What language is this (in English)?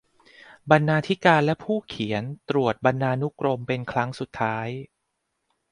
Thai